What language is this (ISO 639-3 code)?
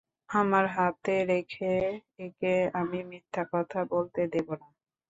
ben